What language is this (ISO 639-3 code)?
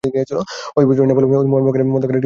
ben